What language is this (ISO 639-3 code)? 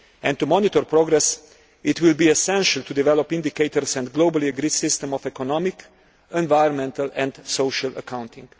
eng